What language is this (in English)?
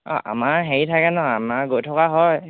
Assamese